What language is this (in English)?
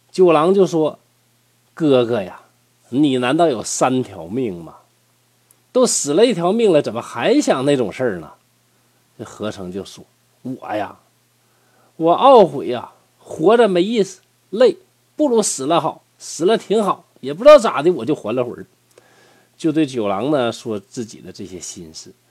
Chinese